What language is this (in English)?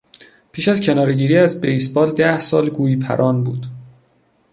Persian